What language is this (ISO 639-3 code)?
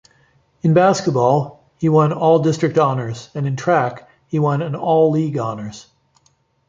eng